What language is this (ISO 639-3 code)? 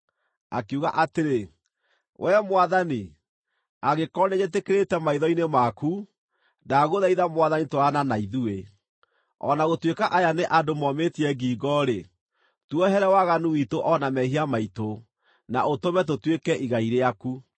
kik